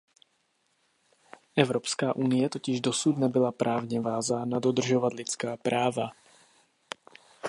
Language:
Czech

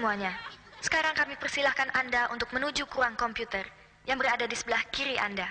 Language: Indonesian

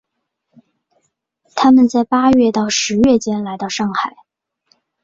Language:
Chinese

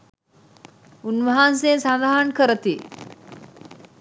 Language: Sinhala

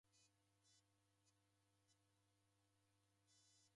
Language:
Taita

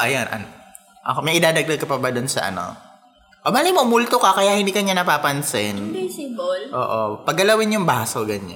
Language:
Filipino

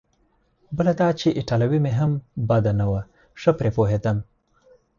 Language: Pashto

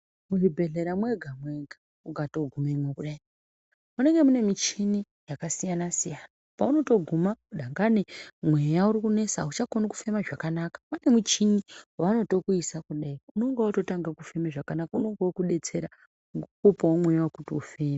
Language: Ndau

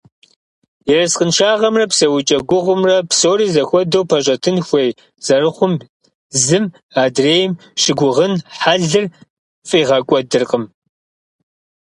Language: Kabardian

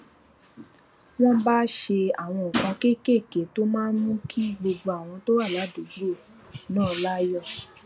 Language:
Yoruba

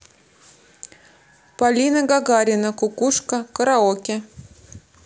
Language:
Russian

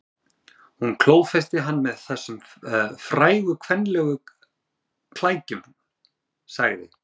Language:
Icelandic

